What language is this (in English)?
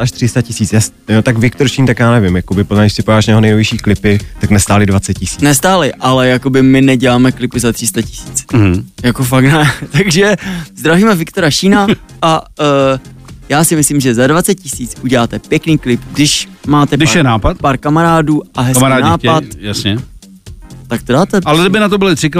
Czech